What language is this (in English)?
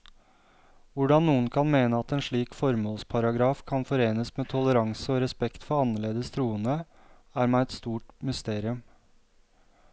Norwegian